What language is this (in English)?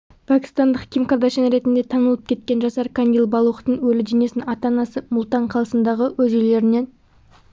Kazakh